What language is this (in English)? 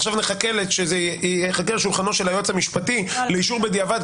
Hebrew